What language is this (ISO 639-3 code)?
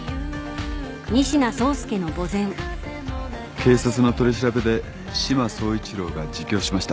jpn